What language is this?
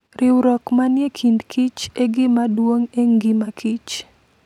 Luo (Kenya and Tanzania)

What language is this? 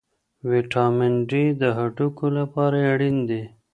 Pashto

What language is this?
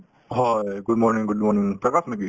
Assamese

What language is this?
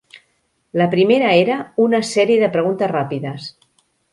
Catalan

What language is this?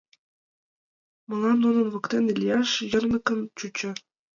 Mari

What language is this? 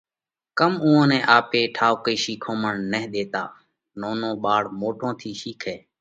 Parkari Koli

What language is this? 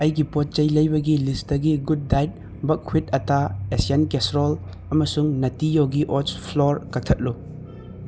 Manipuri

